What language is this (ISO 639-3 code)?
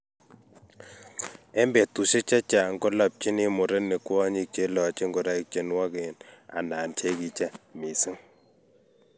kln